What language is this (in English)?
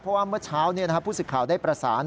Thai